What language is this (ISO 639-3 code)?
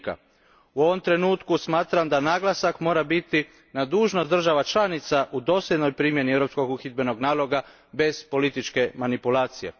hrv